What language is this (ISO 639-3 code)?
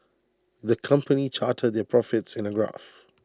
eng